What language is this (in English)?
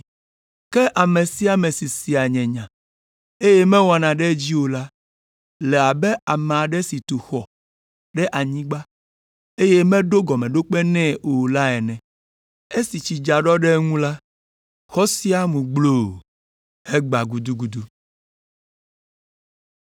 Ewe